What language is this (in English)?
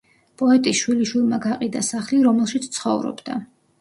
Georgian